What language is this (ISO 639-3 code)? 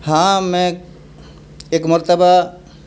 urd